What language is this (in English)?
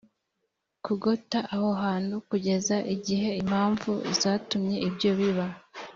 Kinyarwanda